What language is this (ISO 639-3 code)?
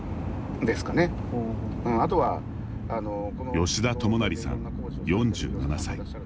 jpn